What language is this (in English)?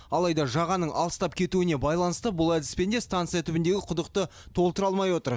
Kazakh